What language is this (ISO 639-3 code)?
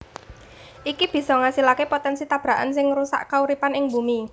jav